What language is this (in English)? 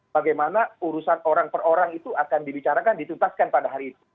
Indonesian